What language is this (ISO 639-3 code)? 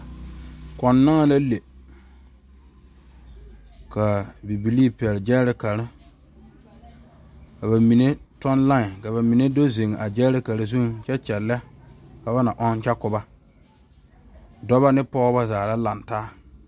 dga